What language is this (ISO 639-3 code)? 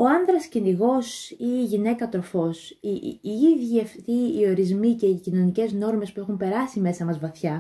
ell